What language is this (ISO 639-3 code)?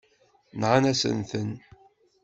kab